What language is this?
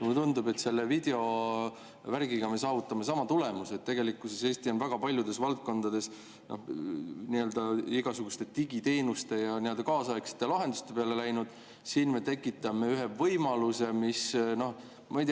Estonian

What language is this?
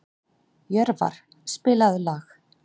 Icelandic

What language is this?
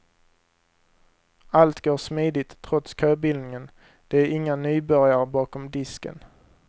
Swedish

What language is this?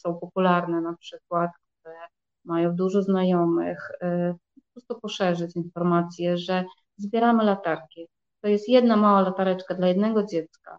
Polish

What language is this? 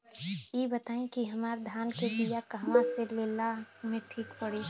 Bhojpuri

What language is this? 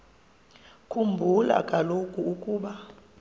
Xhosa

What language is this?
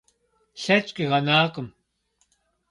Kabardian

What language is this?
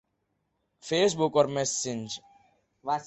Urdu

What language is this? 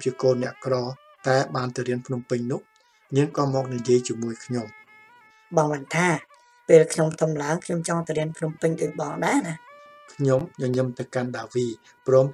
Thai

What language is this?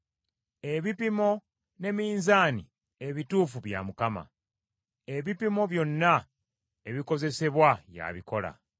Ganda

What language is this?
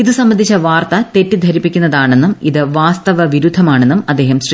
Malayalam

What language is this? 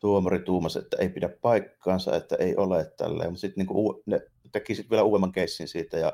Finnish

